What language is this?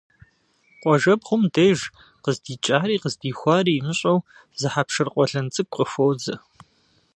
Kabardian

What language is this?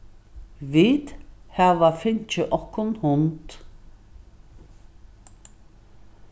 Faroese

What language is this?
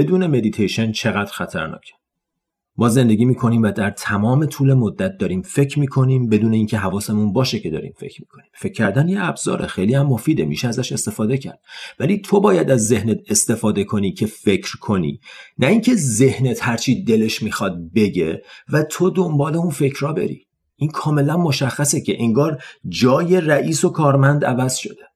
Persian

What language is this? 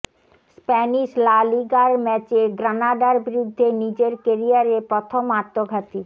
Bangla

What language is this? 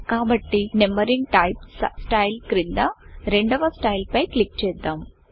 Telugu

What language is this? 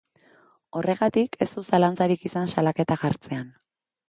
Basque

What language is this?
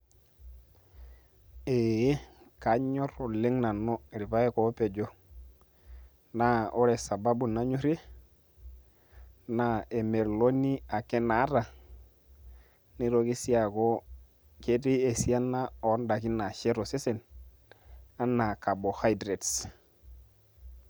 Masai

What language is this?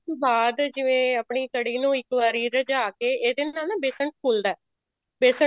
Punjabi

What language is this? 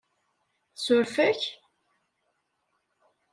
Kabyle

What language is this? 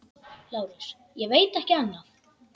Icelandic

